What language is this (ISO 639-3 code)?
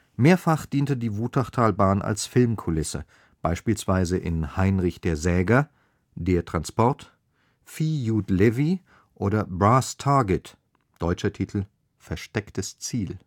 deu